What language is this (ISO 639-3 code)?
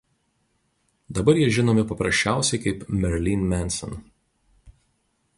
lit